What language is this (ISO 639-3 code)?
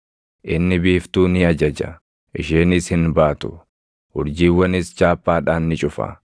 orm